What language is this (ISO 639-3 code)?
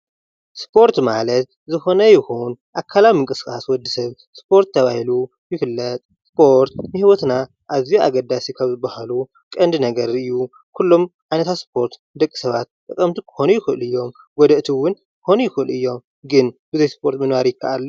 tir